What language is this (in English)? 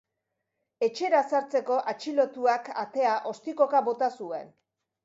Basque